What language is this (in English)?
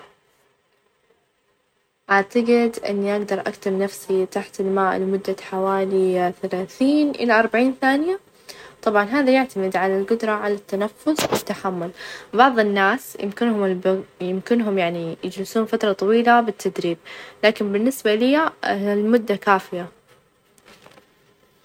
Najdi Arabic